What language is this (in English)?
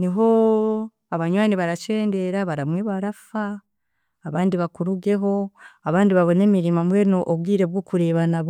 Chiga